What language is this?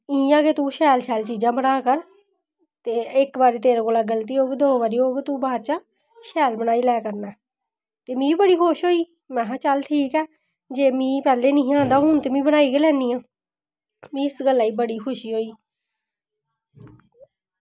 Dogri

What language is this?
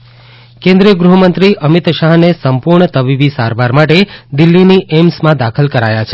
Gujarati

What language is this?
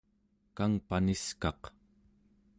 Central Yupik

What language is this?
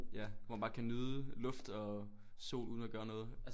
Danish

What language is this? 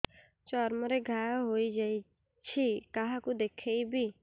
Odia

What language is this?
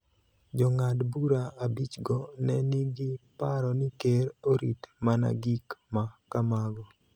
Luo (Kenya and Tanzania)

